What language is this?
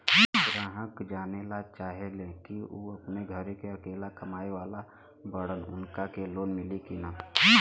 Bhojpuri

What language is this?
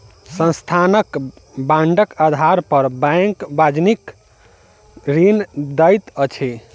Maithili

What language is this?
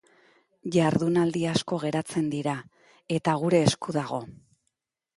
Basque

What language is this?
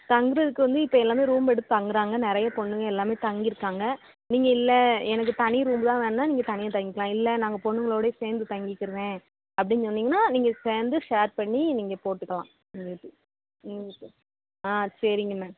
Tamil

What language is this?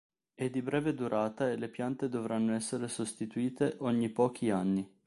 Italian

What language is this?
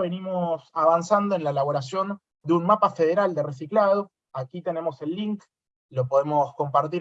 Spanish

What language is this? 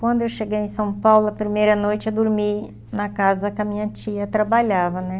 Portuguese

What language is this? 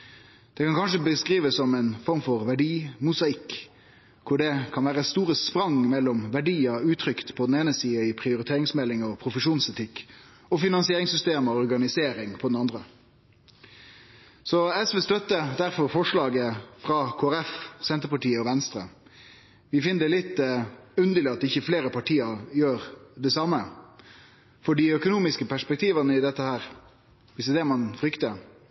Norwegian Nynorsk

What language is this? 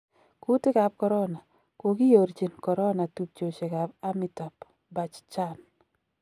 Kalenjin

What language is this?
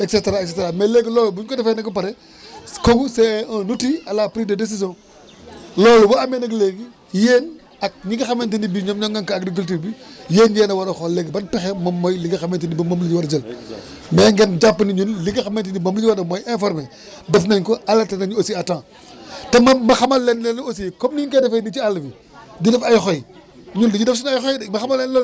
Wolof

